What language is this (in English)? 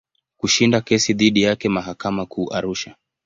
Swahili